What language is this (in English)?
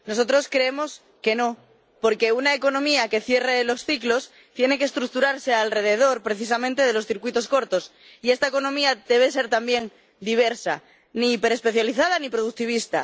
Spanish